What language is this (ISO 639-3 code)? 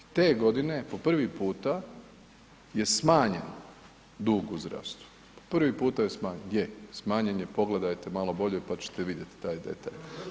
hrv